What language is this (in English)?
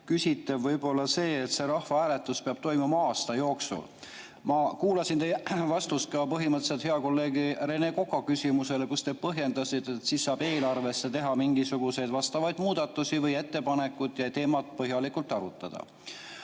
Estonian